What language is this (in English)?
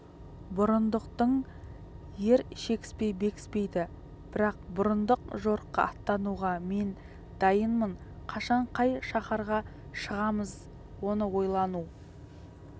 Kazakh